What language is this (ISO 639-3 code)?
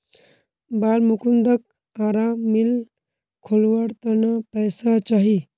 mag